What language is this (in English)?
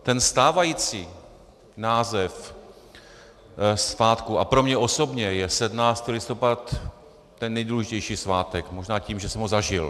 Czech